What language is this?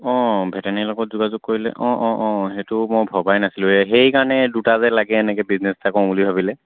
Assamese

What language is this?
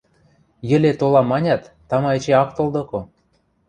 Western Mari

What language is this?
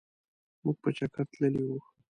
Pashto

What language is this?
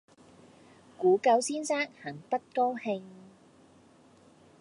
Cantonese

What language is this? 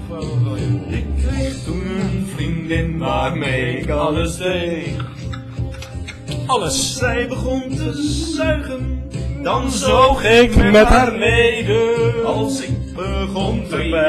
Dutch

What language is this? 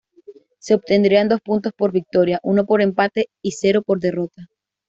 Spanish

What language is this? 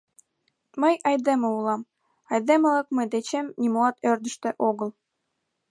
Mari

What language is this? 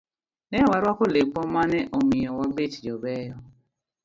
Luo (Kenya and Tanzania)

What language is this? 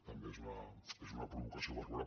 Catalan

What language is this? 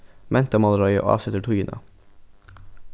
Faroese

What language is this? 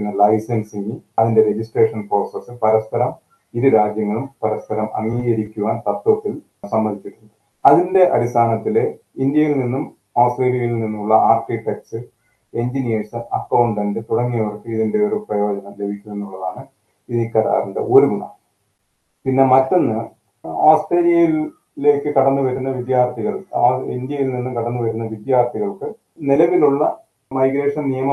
Malayalam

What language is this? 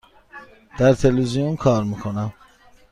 Persian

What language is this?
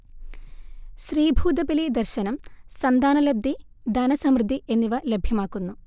Malayalam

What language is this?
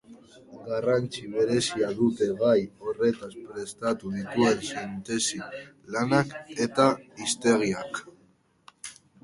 Basque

